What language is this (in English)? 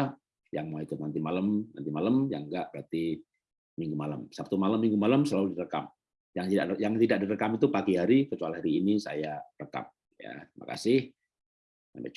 Indonesian